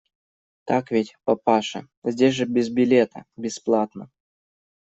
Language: Russian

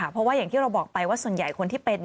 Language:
Thai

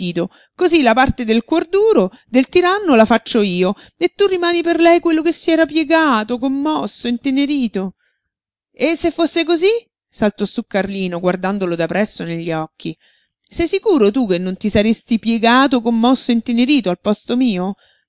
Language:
Italian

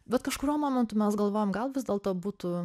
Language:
Lithuanian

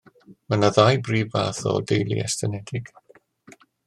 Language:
Welsh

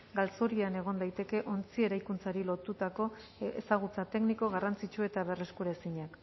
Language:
Basque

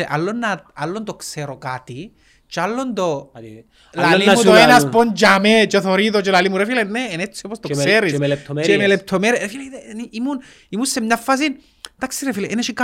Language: Greek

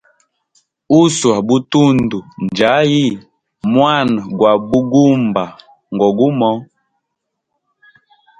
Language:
Hemba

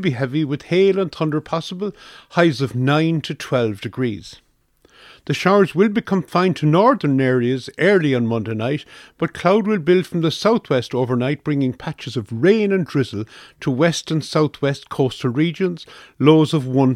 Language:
English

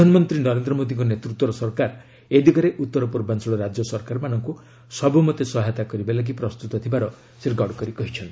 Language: Odia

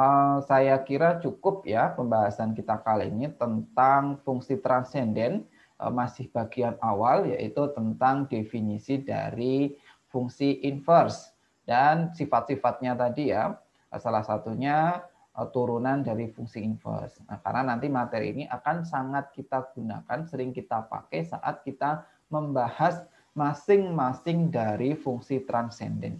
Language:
Indonesian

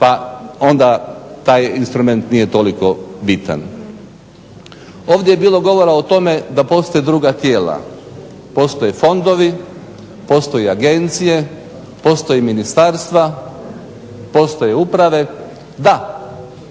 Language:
Croatian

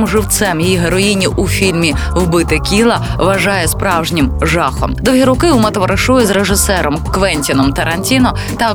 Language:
Ukrainian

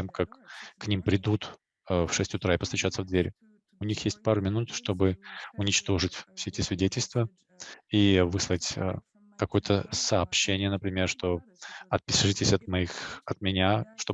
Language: Russian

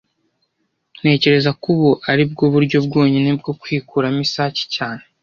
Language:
Kinyarwanda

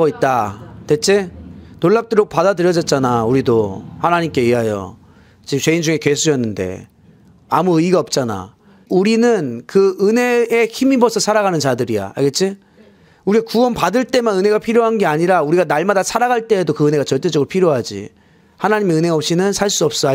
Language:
Korean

